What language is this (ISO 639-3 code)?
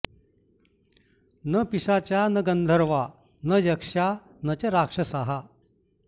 san